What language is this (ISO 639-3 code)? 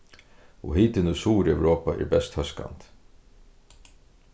fao